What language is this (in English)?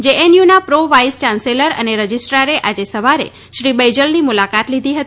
Gujarati